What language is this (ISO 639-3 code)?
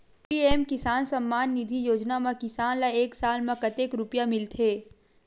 hne